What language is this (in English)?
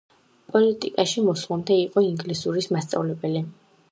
Georgian